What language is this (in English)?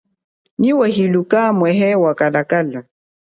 Chokwe